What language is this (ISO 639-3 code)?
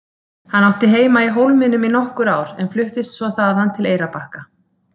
isl